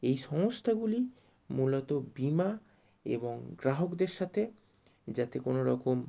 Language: Bangla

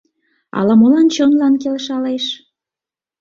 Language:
Mari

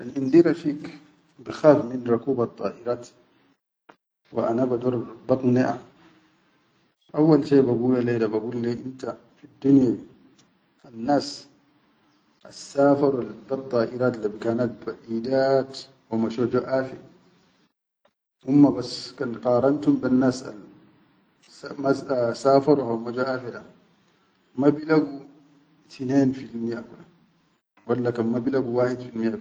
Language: Chadian Arabic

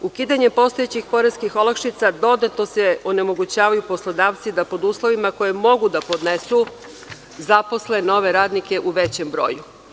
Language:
Serbian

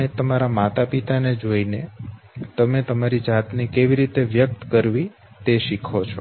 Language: Gujarati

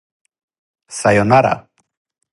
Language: Serbian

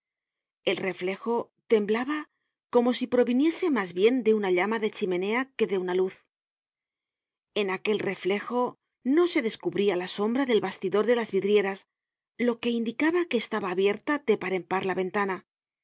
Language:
Spanish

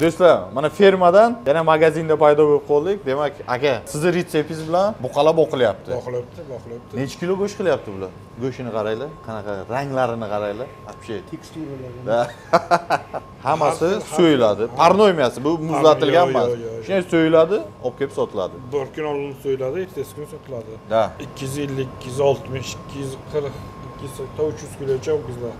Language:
Turkish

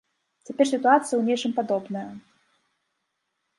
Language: Belarusian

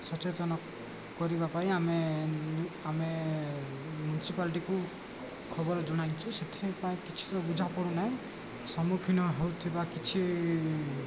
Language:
Odia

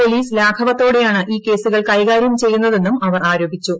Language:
Malayalam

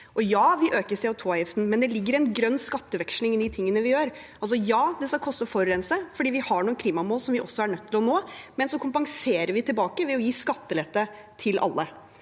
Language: Norwegian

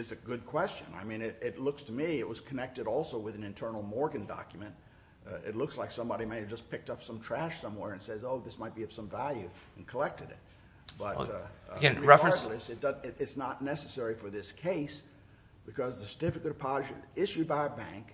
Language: English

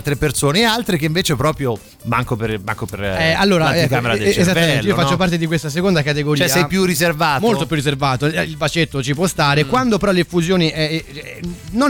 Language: Italian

